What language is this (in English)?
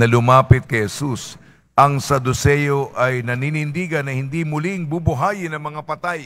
Filipino